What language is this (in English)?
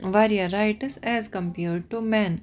Kashmiri